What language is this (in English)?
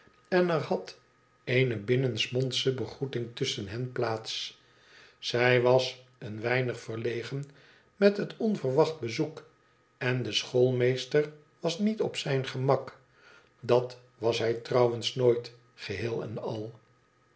Dutch